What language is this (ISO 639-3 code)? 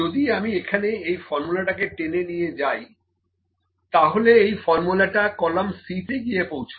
ben